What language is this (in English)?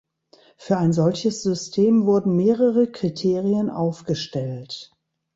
German